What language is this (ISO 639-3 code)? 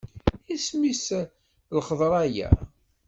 kab